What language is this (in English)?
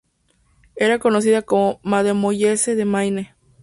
Spanish